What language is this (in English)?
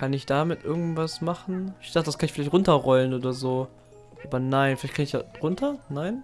German